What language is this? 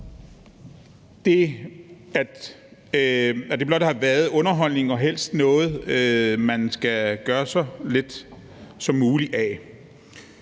Danish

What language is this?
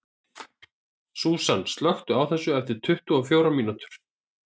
Icelandic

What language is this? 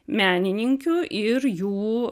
Lithuanian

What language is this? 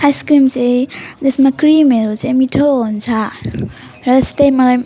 Nepali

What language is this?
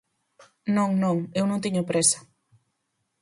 Galician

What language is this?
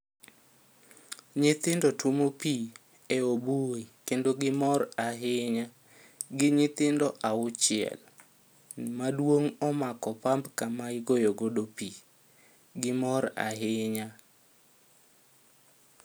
Luo (Kenya and Tanzania)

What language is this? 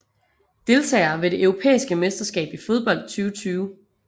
Danish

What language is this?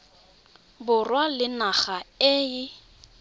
Tswana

